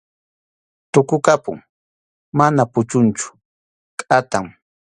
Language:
Arequipa-La Unión Quechua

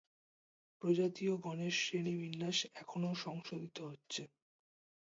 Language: Bangla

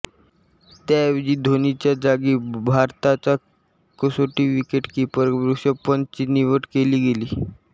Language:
Marathi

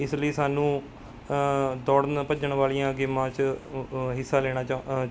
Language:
Punjabi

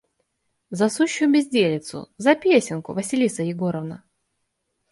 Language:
Russian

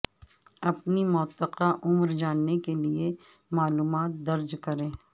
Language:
Urdu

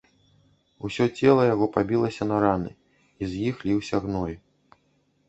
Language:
Belarusian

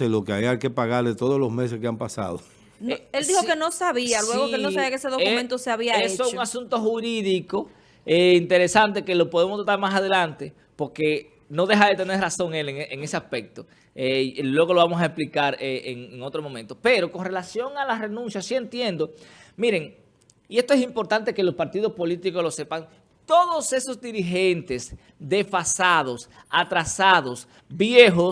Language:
Spanish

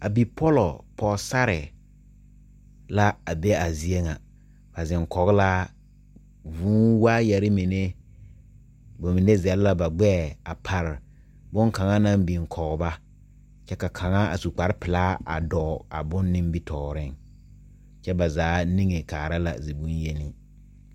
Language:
Southern Dagaare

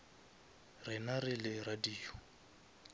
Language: Northern Sotho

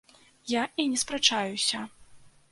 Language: Belarusian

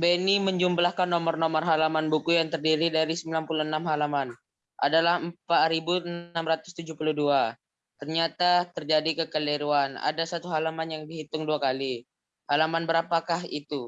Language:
Indonesian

